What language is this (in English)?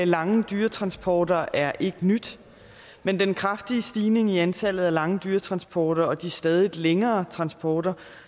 Danish